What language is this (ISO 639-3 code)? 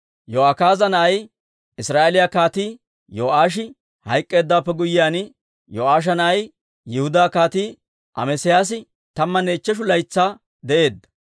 dwr